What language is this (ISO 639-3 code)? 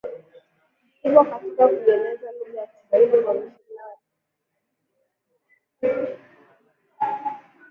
swa